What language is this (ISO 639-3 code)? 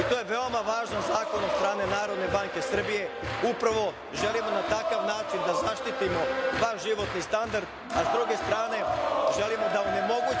srp